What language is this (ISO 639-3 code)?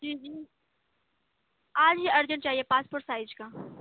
urd